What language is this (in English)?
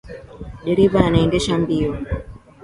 Swahili